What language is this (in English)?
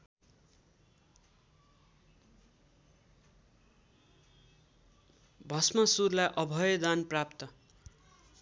Nepali